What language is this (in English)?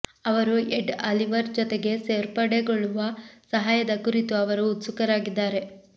Kannada